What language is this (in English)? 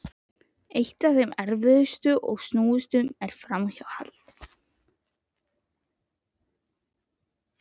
Icelandic